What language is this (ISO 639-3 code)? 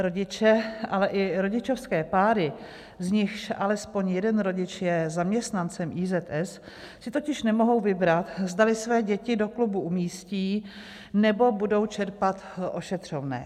ces